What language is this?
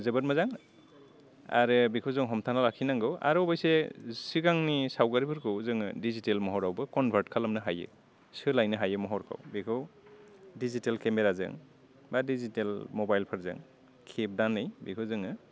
Bodo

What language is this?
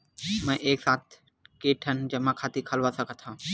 Chhattisgarhi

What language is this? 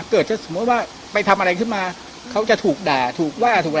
Thai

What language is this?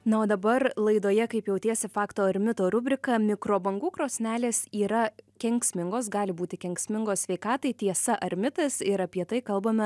Lithuanian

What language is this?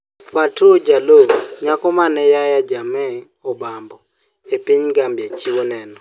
Luo (Kenya and Tanzania)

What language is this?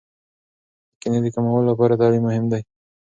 Pashto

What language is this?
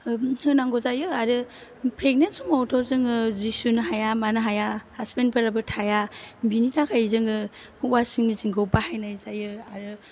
Bodo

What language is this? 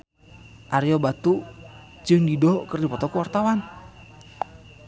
Sundanese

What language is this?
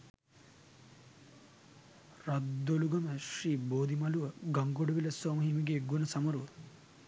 Sinhala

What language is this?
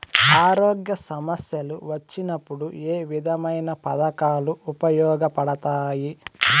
Telugu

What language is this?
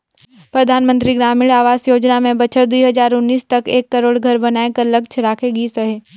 Chhattisgarhi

